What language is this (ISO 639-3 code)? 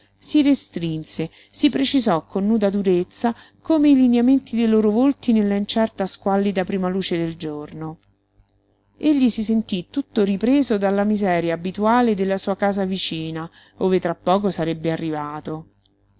ita